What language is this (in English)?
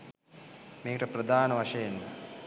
Sinhala